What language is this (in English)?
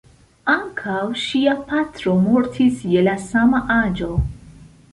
Esperanto